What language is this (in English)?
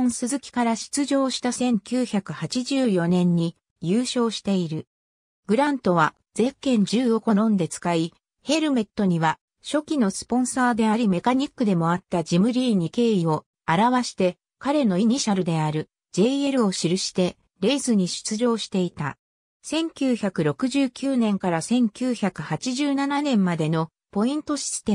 Japanese